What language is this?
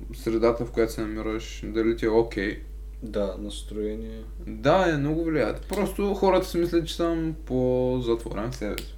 Bulgarian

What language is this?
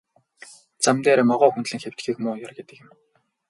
Mongolian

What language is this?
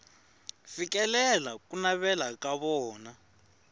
Tsonga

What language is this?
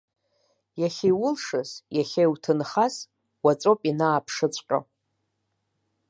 Abkhazian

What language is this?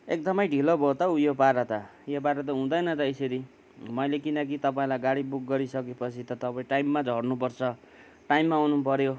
Nepali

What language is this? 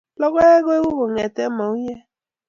Kalenjin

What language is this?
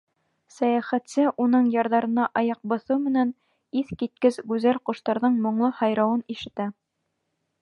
Bashkir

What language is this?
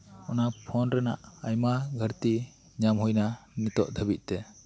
Santali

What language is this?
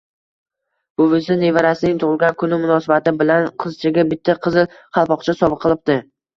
Uzbek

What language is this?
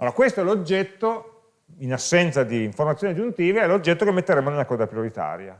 Italian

